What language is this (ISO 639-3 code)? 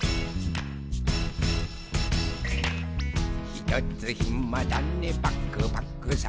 jpn